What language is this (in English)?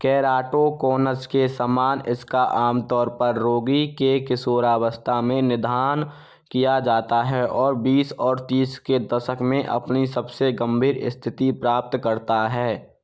Hindi